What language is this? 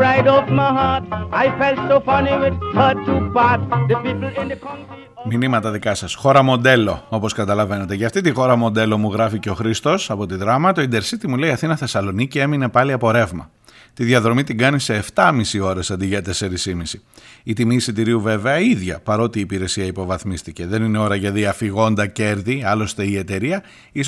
Greek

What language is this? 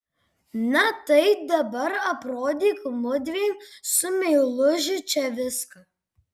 Lithuanian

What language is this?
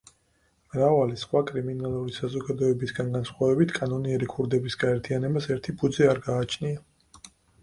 Georgian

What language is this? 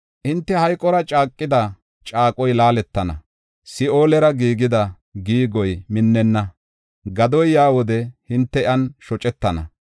Gofa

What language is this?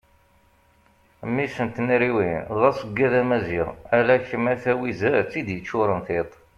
Kabyle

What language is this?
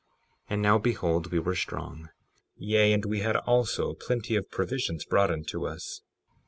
English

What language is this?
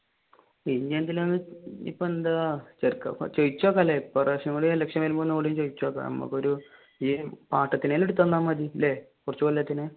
Malayalam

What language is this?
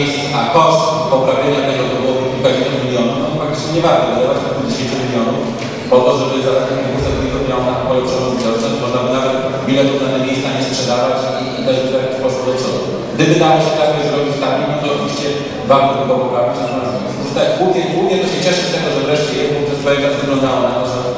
Polish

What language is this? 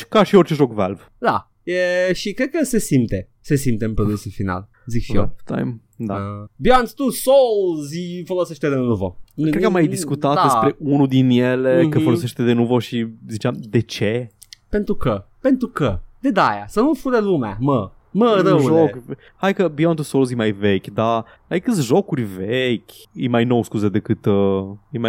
Romanian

